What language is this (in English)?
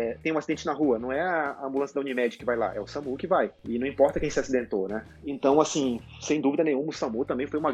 Portuguese